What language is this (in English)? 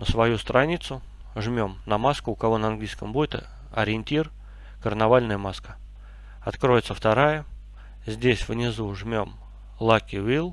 Russian